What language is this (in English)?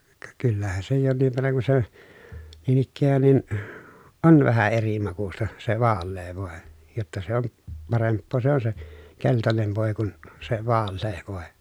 Finnish